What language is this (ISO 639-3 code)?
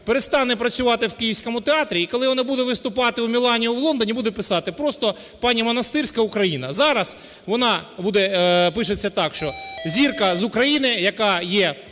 ukr